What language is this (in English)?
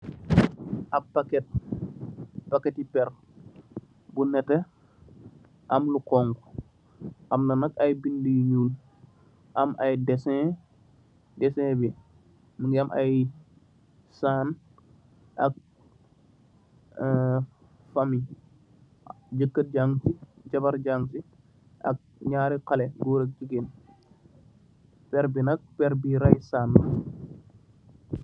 Wolof